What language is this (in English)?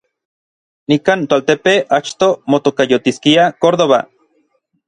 Orizaba Nahuatl